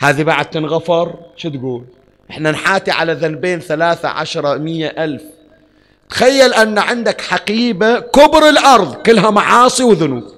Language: Arabic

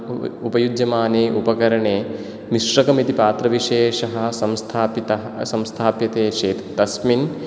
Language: Sanskrit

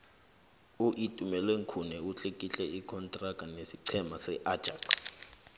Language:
South Ndebele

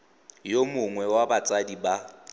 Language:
Tswana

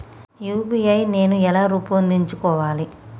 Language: Telugu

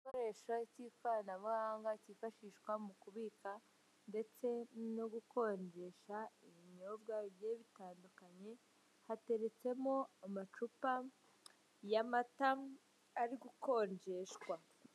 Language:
Kinyarwanda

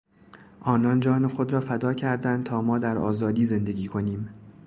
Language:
Persian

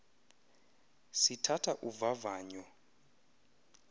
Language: Xhosa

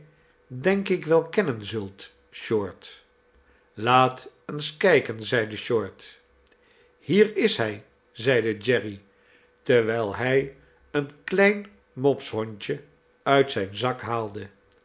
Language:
Dutch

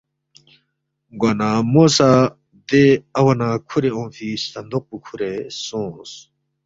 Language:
Balti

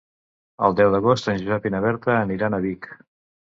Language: Catalan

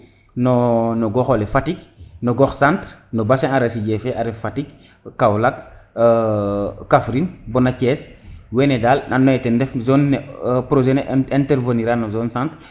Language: Serer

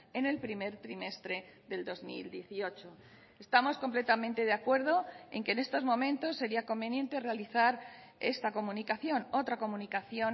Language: Spanish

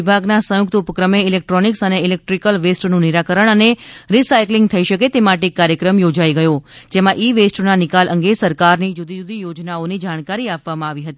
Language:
Gujarati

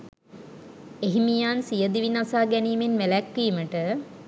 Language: Sinhala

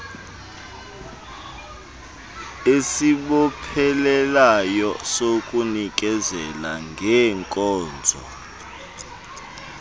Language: Xhosa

